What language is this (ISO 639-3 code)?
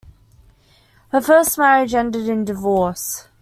eng